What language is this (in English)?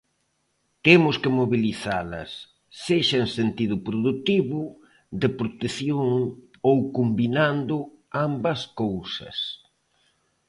Galician